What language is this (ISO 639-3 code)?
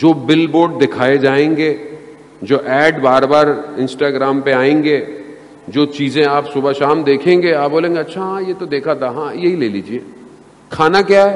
urd